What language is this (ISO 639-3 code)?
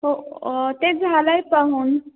mar